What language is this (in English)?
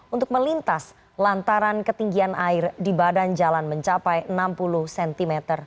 Indonesian